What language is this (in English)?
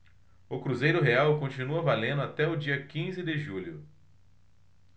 Portuguese